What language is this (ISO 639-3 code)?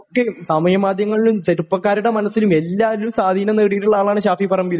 mal